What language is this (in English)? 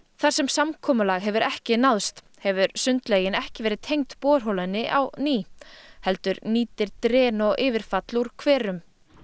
Icelandic